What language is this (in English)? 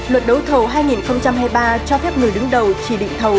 Vietnamese